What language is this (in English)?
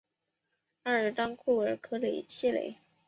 Chinese